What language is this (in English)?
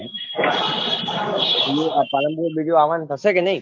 Gujarati